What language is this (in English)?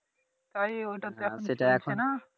Bangla